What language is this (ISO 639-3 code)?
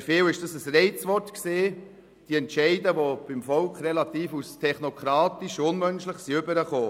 gsw